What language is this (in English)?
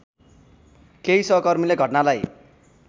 Nepali